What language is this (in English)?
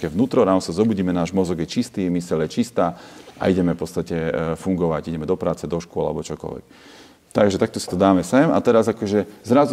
Slovak